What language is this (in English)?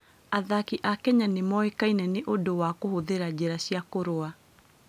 Kikuyu